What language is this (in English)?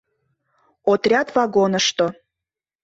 Mari